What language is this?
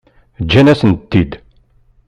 Kabyle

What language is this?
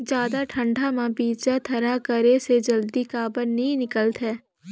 Chhattisgarhi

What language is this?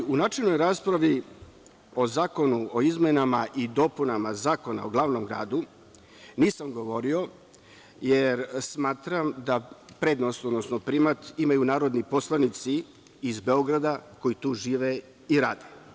Serbian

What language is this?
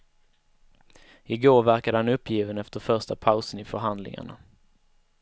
Swedish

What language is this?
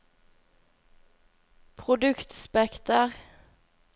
Norwegian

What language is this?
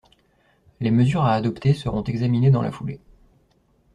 French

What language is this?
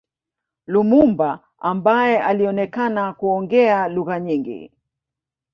Swahili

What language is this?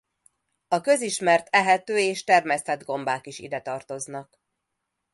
Hungarian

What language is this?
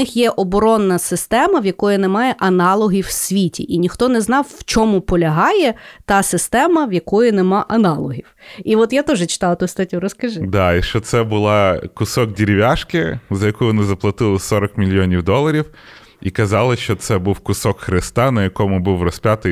Ukrainian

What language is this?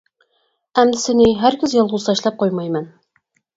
Uyghur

